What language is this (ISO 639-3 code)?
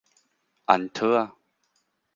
nan